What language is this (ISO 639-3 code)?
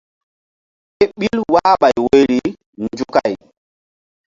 mdd